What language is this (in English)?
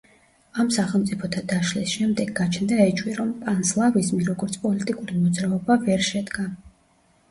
Georgian